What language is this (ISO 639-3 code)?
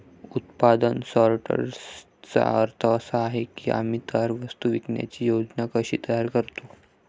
mar